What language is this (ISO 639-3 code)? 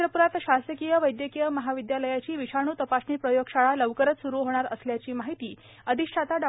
mar